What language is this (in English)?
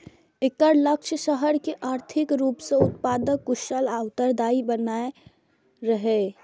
Maithili